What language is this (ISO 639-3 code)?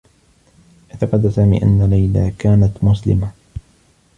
ara